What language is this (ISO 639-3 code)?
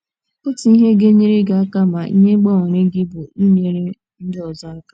ibo